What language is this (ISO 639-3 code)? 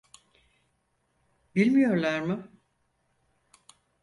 tur